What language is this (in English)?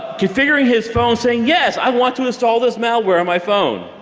English